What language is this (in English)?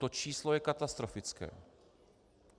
Czech